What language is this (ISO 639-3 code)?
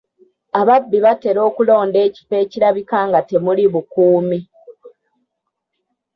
lug